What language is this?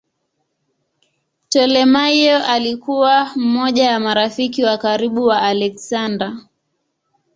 Swahili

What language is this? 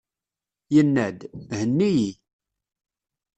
Kabyle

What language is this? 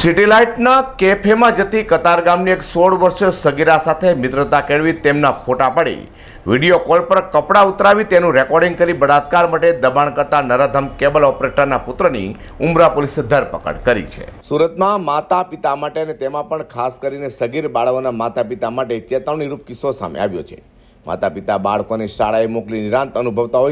Hindi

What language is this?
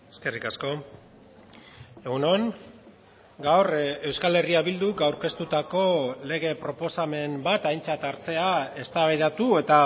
Basque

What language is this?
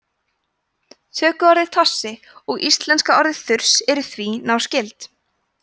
Icelandic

